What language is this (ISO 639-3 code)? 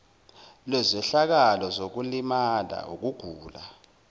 zul